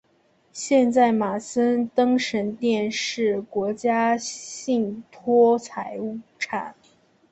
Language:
Chinese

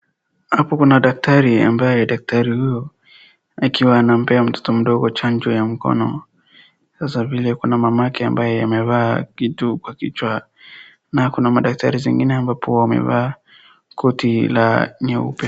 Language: Swahili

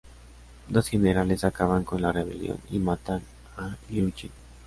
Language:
Spanish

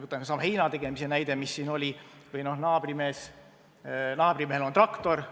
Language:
Estonian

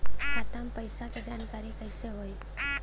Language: Bhojpuri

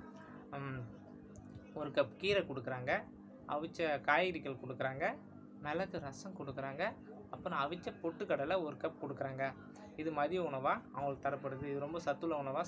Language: Hindi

